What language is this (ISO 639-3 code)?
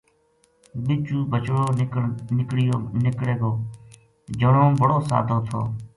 gju